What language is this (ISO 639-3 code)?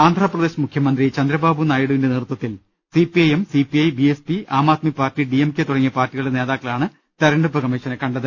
mal